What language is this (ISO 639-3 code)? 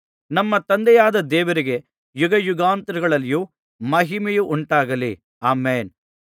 kan